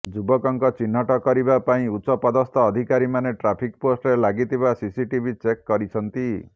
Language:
Odia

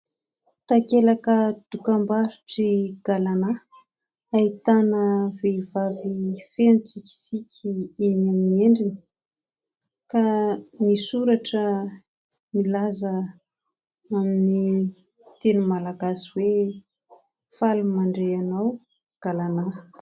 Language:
Malagasy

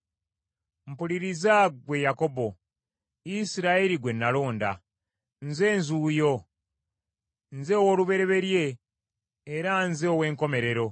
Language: Ganda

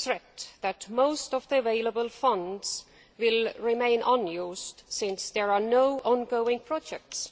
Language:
English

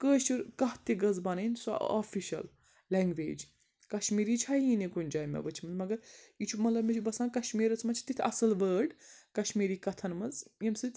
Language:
Kashmiri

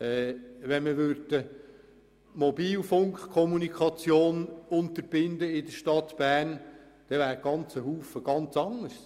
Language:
Swiss German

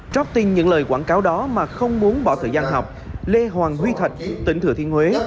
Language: Vietnamese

